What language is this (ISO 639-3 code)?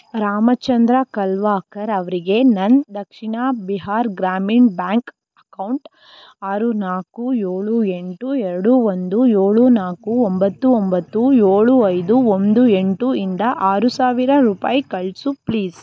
kan